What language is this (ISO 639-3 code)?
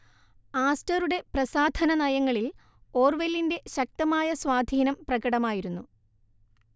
mal